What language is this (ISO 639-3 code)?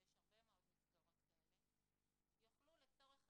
heb